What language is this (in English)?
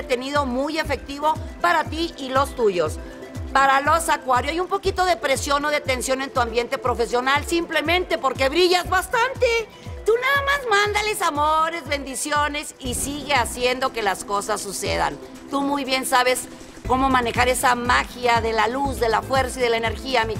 Spanish